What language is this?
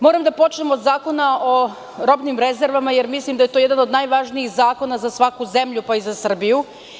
Serbian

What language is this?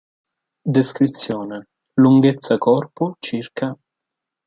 Italian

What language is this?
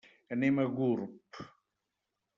Catalan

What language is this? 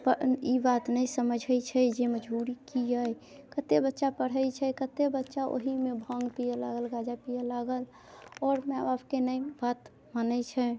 Maithili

